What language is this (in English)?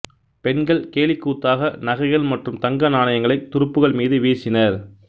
Tamil